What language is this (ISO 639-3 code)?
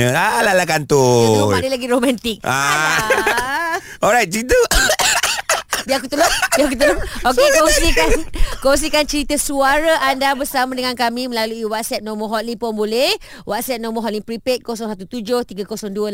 msa